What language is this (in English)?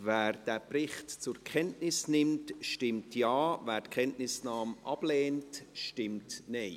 Swiss German